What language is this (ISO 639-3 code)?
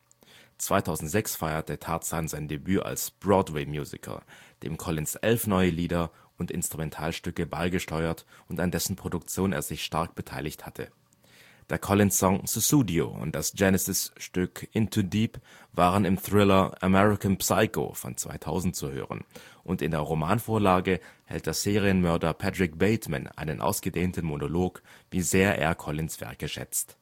deu